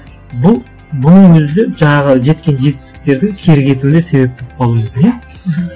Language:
Kazakh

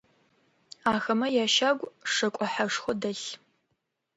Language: Adyghe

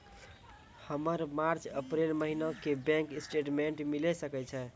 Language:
Maithili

